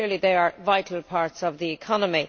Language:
English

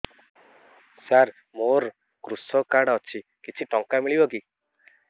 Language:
Odia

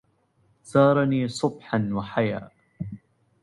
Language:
Arabic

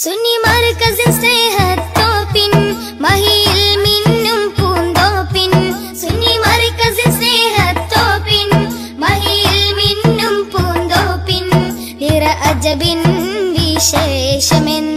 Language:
Hindi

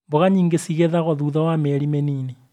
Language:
Kikuyu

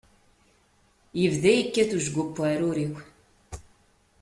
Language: Kabyle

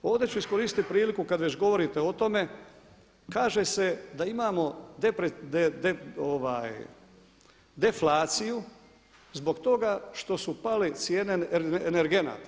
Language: Croatian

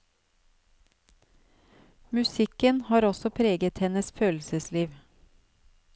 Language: Norwegian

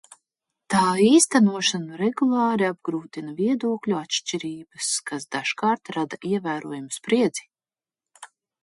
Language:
Latvian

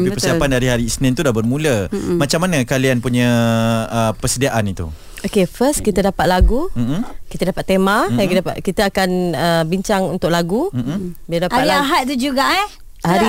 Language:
Malay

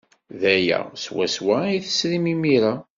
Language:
Kabyle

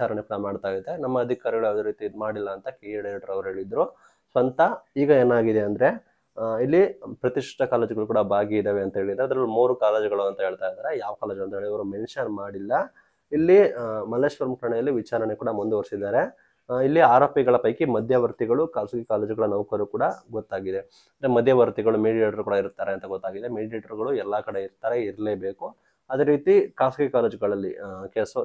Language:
Kannada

